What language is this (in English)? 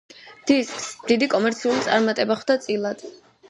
Georgian